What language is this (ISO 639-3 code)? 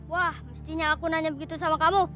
ind